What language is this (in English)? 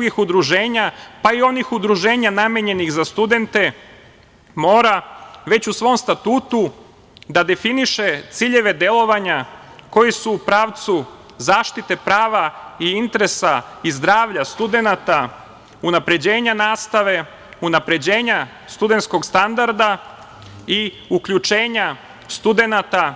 Serbian